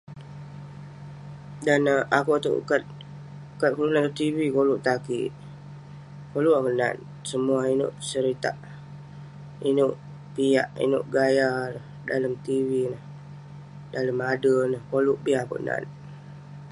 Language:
Western Penan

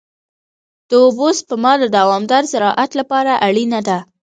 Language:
Pashto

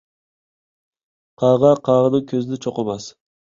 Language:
Uyghur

